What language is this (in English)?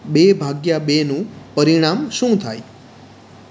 Gujarati